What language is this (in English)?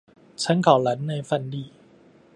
Chinese